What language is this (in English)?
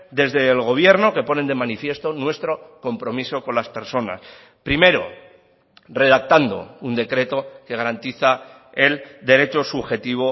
Spanish